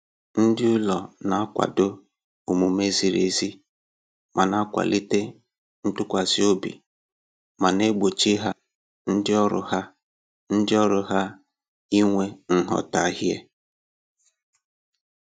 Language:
Igbo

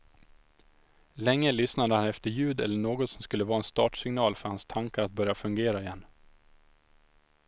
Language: Swedish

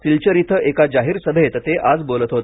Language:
Marathi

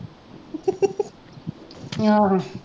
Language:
Punjabi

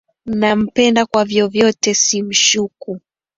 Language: Swahili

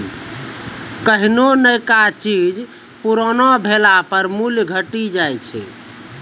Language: Maithili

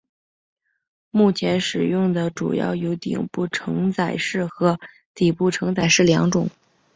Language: Chinese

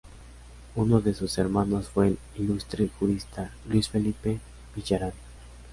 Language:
Spanish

